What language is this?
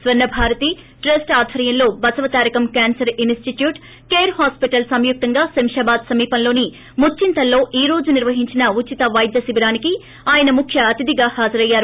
Telugu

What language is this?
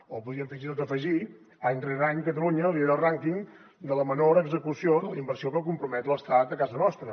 Catalan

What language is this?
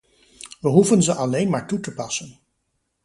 Dutch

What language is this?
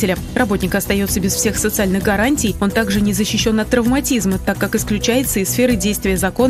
Russian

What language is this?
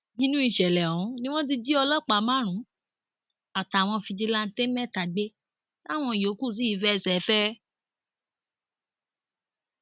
Yoruba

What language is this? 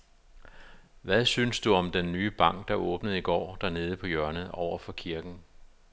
Danish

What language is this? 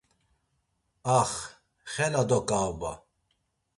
Laz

